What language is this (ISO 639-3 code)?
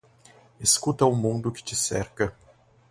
por